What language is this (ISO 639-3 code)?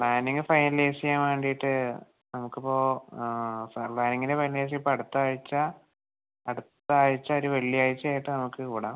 mal